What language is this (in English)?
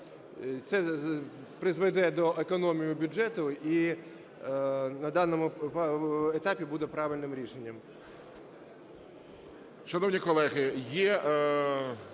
Ukrainian